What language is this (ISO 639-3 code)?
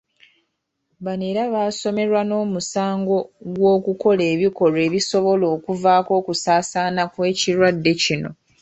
lug